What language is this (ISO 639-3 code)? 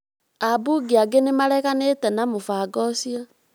kik